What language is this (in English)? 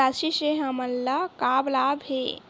Chhattisgarhi